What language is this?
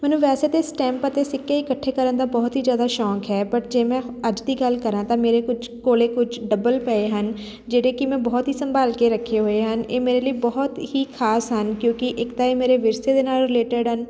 Punjabi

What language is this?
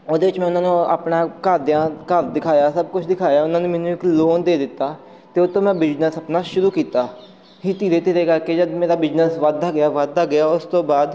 Punjabi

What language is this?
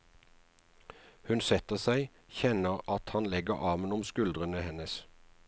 Norwegian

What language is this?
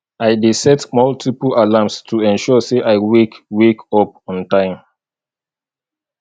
Nigerian Pidgin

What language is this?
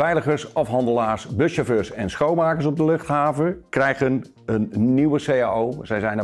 Dutch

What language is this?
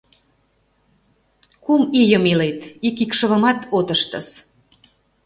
Mari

